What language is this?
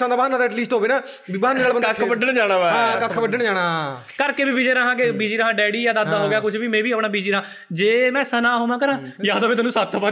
Punjabi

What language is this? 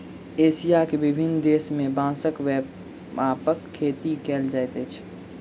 Maithili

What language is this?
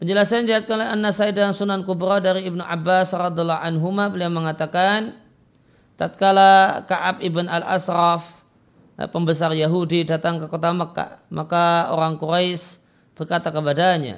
Indonesian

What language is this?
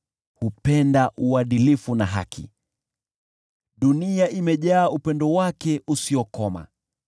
Swahili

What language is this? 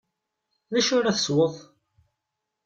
Kabyle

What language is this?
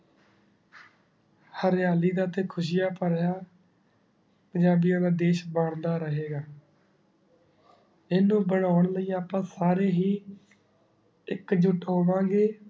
Punjabi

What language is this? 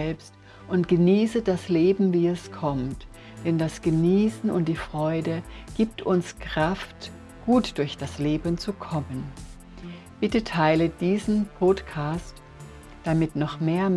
German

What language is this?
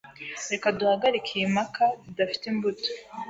Kinyarwanda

